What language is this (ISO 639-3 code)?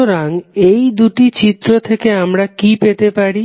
ben